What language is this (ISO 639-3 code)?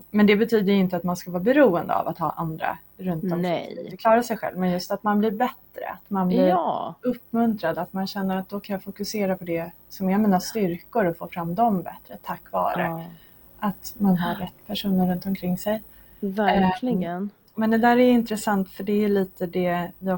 swe